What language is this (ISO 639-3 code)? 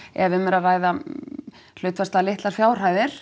isl